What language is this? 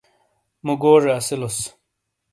Shina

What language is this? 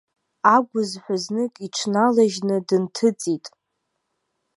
Abkhazian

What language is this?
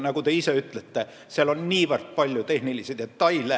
Estonian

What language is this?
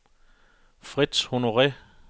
Danish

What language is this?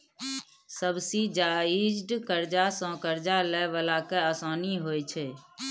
Maithili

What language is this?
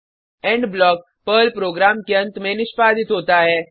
Hindi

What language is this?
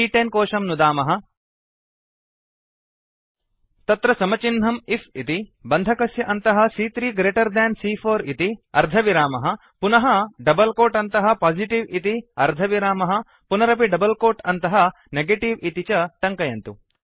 Sanskrit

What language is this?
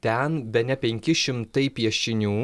Lithuanian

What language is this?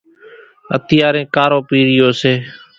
Kachi Koli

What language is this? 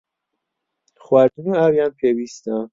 Central Kurdish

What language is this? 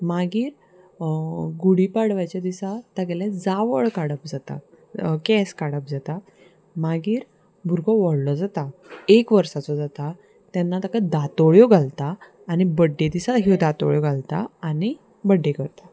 Konkani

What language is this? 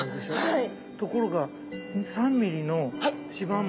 Japanese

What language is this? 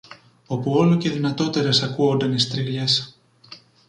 Greek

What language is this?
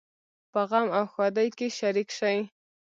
Pashto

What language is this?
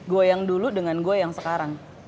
Indonesian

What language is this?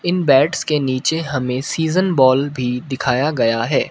Hindi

